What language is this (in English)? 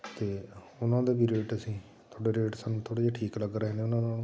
Punjabi